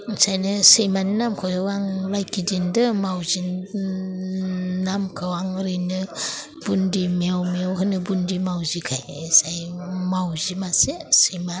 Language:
Bodo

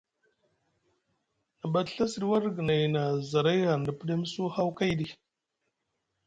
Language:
Musgu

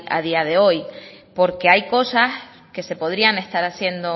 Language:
Spanish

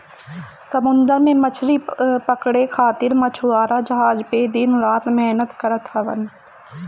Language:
Bhojpuri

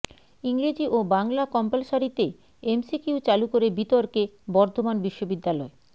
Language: Bangla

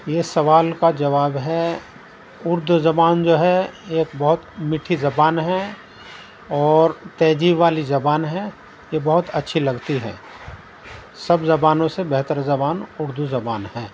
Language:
Urdu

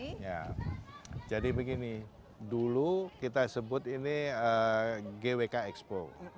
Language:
Indonesian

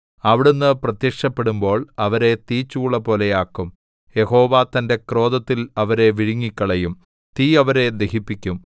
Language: Malayalam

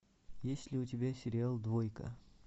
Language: Russian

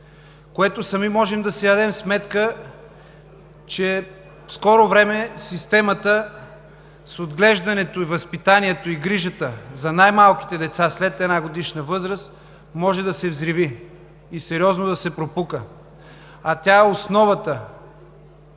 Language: Bulgarian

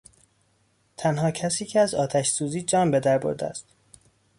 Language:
Persian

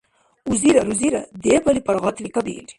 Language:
Dargwa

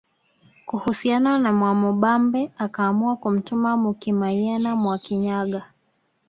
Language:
Swahili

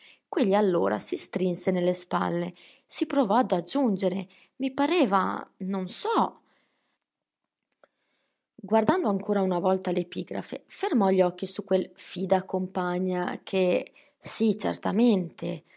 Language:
Italian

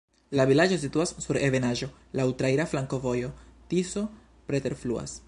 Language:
Esperanto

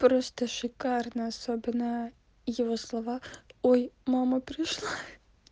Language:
Russian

